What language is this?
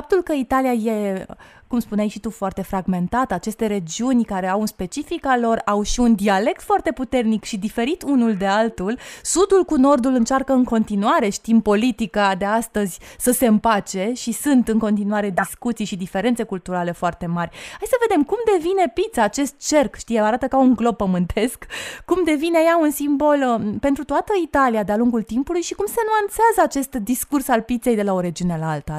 Romanian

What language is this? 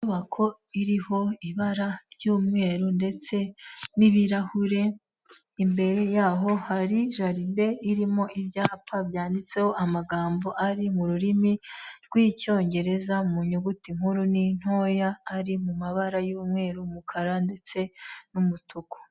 Kinyarwanda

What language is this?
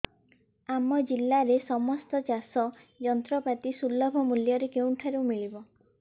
Odia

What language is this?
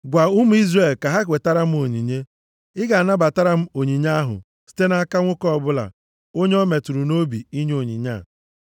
Igbo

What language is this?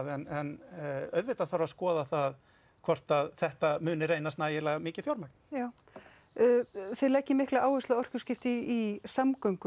Icelandic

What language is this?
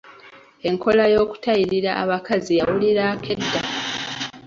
Ganda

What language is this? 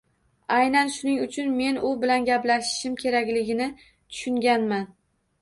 Uzbek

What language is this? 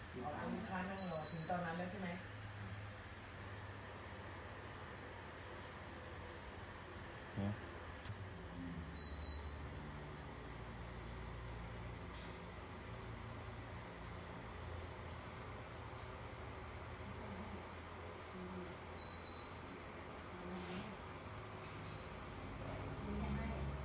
Thai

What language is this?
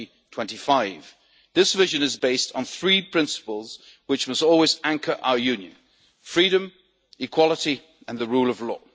English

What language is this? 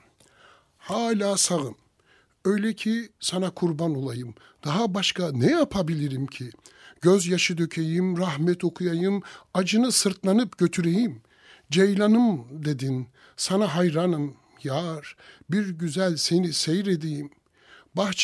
Turkish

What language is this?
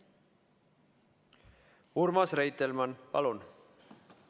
Estonian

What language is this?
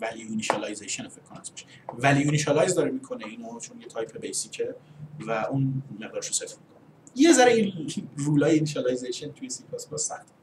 Persian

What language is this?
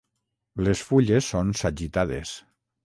Catalan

